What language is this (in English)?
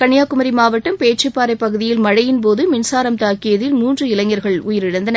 Tamil